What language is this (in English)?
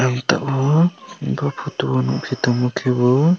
Kok Borok